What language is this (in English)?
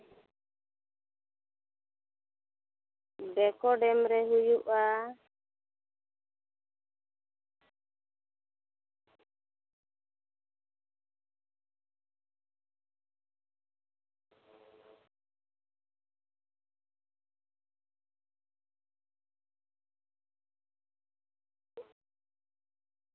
Santali